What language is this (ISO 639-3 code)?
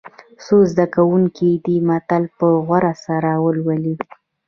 pus